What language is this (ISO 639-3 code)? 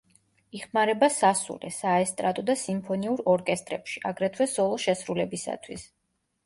kat